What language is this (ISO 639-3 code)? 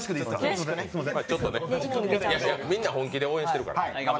jpn